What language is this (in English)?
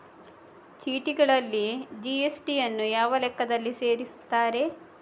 Kannada